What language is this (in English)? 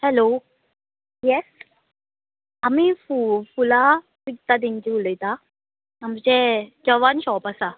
Konkani